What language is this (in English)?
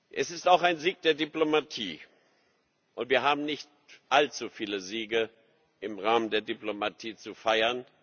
German